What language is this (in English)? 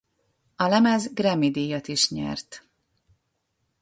Hungarian